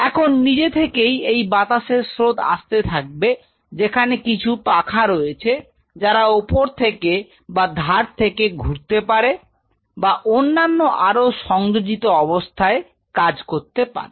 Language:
Bangla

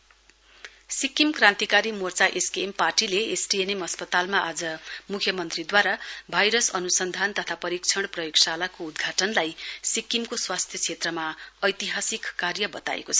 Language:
Nepali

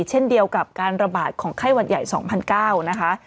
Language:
Thai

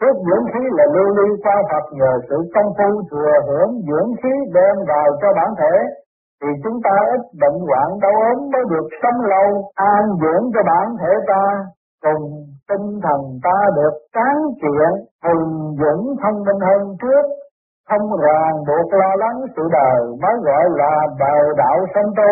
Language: Vietnamese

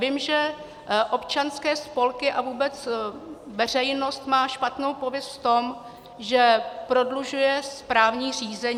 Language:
Czech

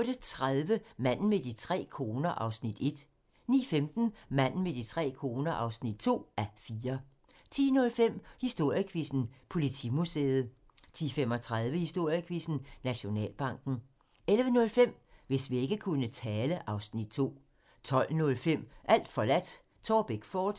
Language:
Danish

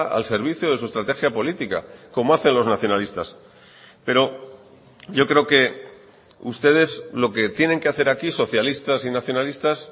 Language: Spanish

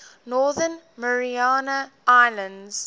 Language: English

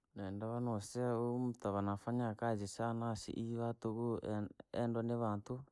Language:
Langi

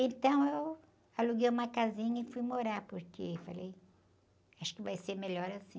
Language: Portuguese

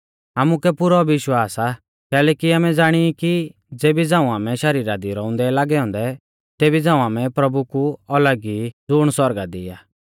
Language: Mahasu Pahari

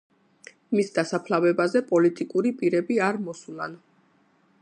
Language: Georgian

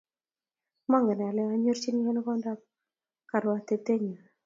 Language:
Kalenjin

